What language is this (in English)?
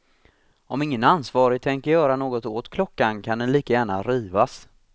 Swedish